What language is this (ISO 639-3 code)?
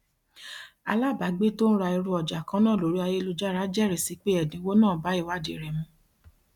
yor